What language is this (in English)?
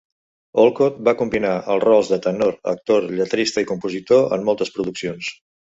Catalan